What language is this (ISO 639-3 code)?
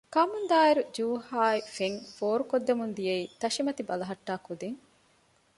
div